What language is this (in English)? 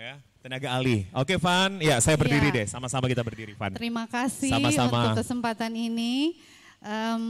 Indonesian